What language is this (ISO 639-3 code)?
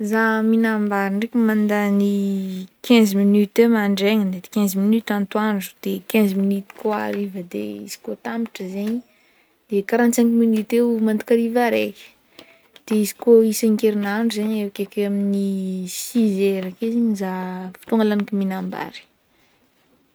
bmm